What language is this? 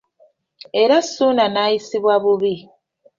Ganda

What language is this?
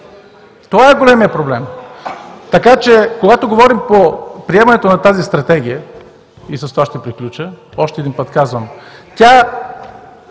Bulgarian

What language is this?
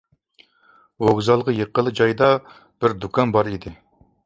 Uyghur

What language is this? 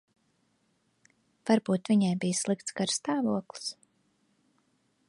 Latvian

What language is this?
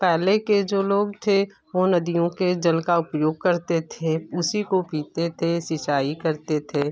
Hindi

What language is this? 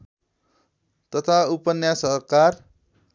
Nepali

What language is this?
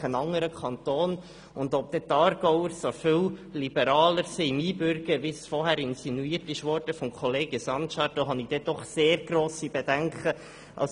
Swiss German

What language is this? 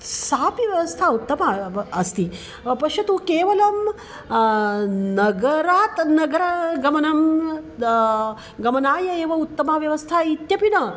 Sanskrit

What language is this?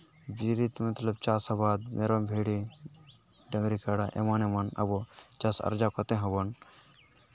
Santali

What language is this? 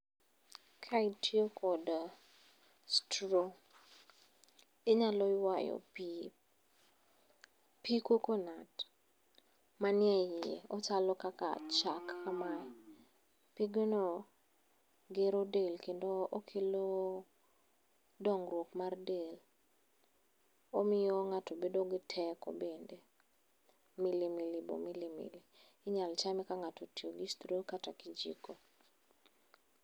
Luo (Kenya and Tanzania)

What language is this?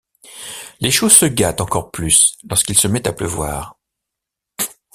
French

